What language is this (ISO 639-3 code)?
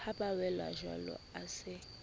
sot